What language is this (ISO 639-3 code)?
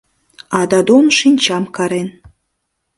chm